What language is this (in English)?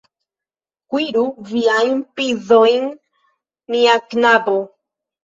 Esperanto